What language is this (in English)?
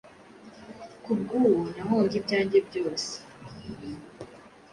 Kinyarwanda